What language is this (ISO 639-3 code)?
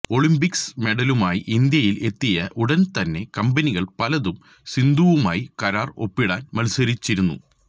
mal